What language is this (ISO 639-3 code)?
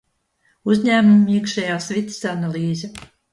lav